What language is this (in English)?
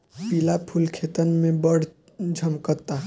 Bhojpuri